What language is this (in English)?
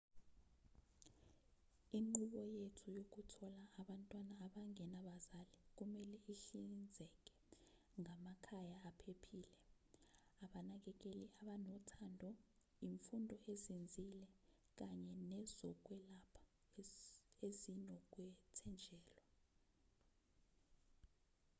Zulu